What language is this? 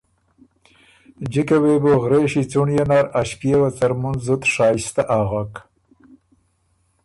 Ormuri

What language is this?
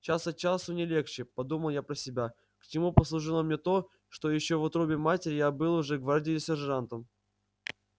Russian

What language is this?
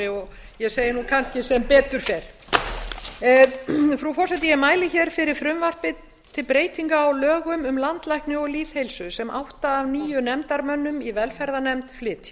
Icelandic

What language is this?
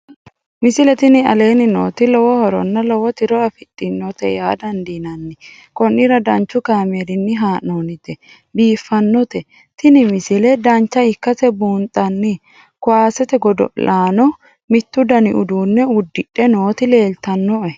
Sidamo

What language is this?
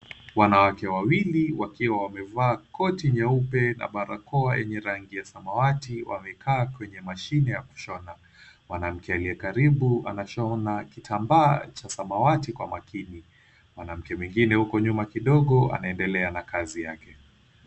Swahili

